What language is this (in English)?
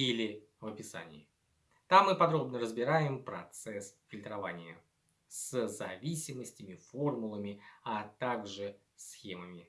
Russian